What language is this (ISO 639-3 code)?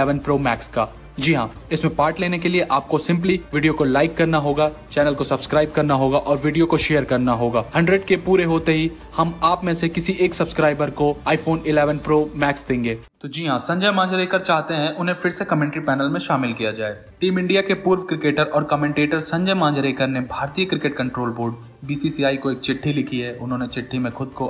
hin